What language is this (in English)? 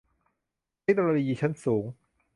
Thai